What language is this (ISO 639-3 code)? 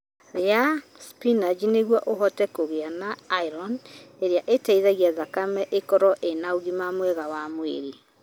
kik